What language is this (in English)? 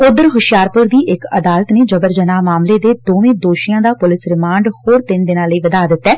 Punjabi